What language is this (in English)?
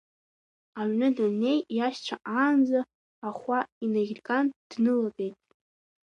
Abkhazian